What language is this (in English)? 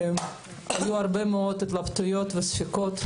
Hebrew